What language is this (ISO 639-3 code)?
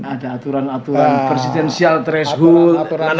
ind